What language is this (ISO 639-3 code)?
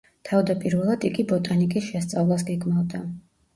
kat